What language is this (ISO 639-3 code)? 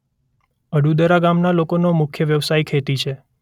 guj